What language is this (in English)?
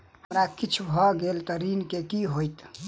Maithili